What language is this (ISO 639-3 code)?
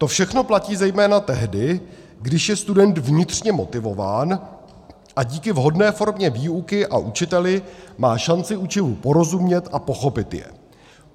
ces